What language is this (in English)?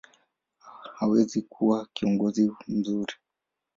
Swahili